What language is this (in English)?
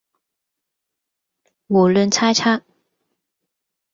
Cantonese